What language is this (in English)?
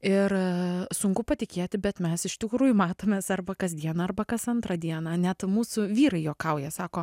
Lithuanian